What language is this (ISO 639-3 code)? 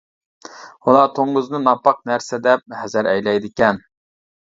uig